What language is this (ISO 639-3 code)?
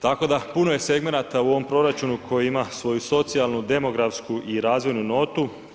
hrv